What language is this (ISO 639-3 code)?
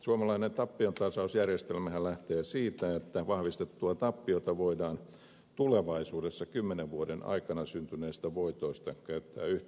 fin